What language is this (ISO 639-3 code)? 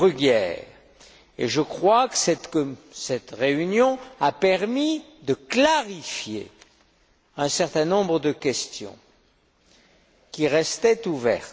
fra